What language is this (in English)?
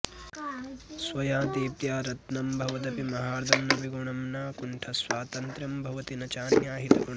Sanskrit